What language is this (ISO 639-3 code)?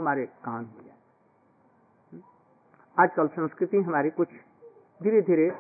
hin